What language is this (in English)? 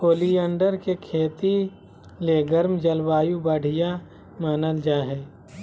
Magahi